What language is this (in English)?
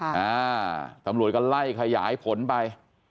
Thai